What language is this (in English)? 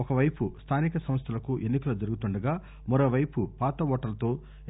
Telugu